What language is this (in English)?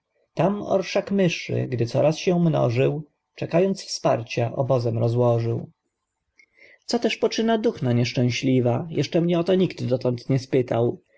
Polish